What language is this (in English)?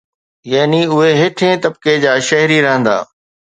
Sindhi